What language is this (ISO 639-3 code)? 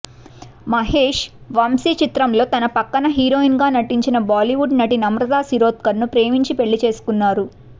tel